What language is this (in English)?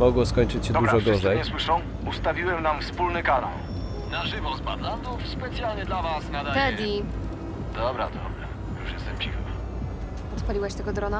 Polish